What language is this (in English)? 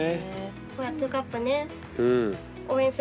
Japanese